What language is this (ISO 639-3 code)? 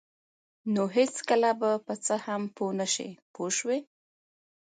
pus